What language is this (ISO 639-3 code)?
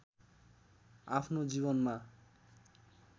nep